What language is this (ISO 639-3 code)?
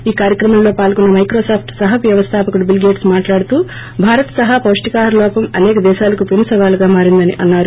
tel